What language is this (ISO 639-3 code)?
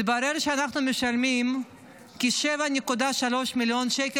heb